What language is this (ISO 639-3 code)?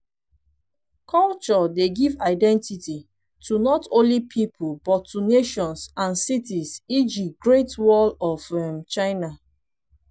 pcm